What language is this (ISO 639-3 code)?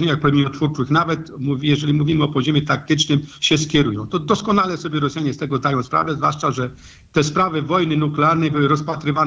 pol